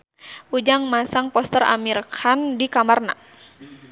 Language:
Sundanese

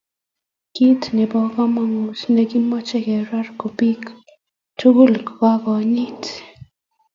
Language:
Kalenjin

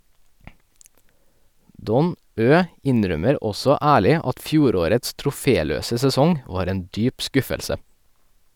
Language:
Norwegian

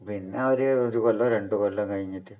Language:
Malayalam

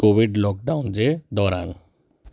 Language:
Sindhi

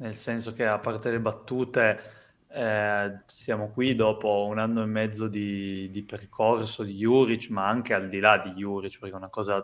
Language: Italian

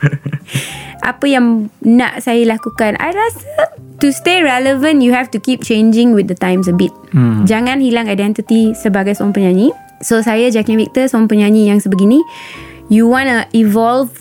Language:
Malay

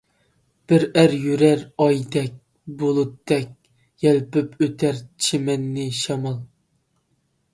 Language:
Uyghur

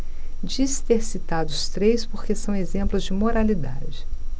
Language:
Portuguese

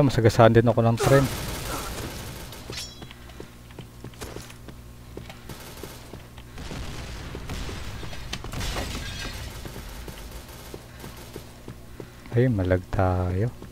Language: Filipino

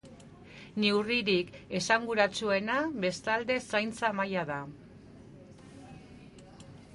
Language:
Basque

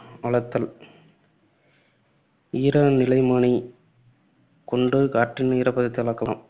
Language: Tamil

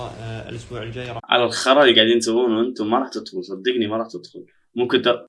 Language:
Arabic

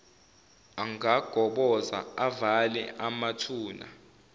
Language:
Zulu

